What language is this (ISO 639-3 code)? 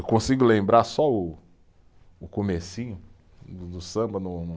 por